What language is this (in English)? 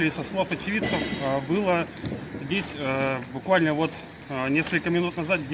Russian